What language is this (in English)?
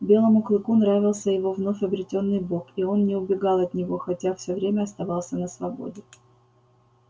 Russian